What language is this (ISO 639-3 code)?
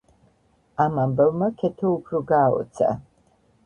kat